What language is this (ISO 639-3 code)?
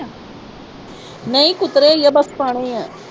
pan